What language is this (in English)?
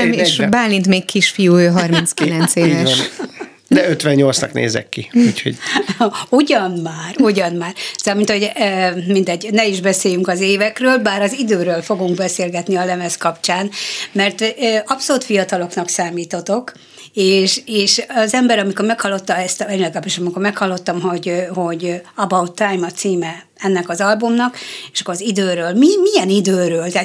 Hungarian